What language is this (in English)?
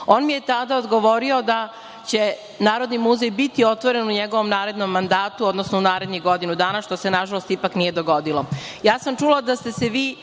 Serbian